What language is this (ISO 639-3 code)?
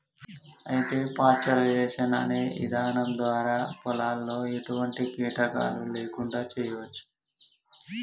tel